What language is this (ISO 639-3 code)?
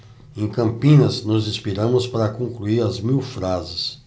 por